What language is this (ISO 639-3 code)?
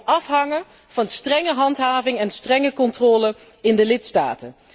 nld